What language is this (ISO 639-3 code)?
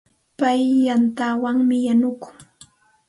qxt